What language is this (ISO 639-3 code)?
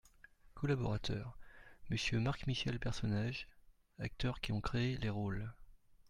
fra